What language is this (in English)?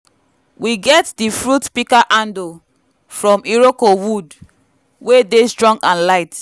Nigerian Pidgin